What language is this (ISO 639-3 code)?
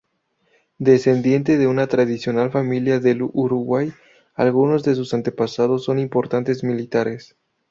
spa